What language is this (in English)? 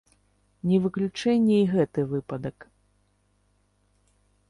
Belarusian